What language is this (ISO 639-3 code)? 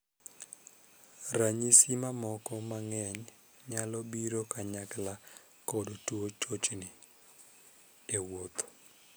luo